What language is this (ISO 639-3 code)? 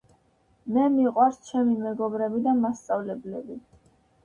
kat